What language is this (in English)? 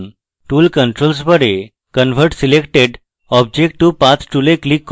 Bangla